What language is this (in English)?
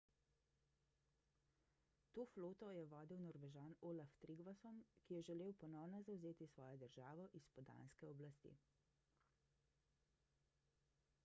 Slovenian